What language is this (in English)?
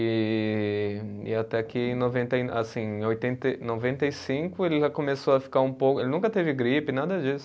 Portuguese